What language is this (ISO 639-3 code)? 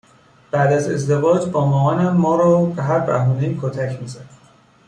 fas